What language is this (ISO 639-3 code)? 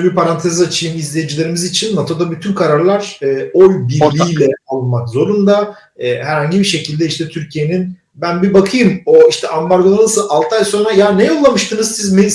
tur